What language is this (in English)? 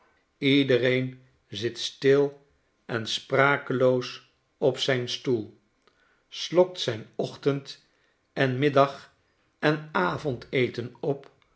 Dutch